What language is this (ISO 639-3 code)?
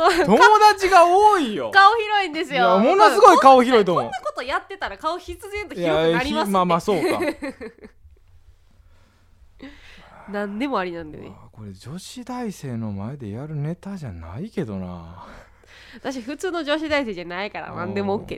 jpn